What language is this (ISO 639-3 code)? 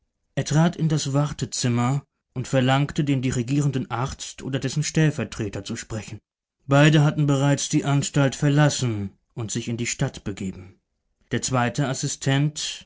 deu